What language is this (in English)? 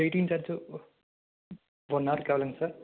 Tamil